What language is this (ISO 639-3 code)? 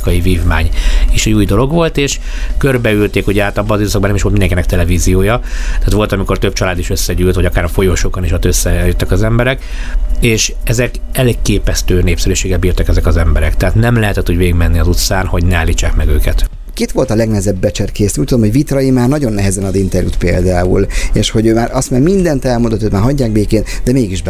hun